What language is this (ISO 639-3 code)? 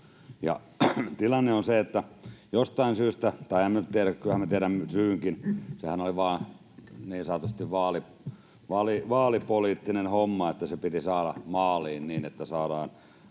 fin